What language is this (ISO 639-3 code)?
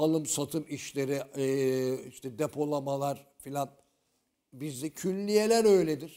tur